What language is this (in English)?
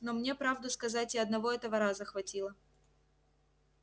Russian